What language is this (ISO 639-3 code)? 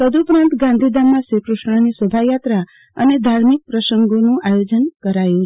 guj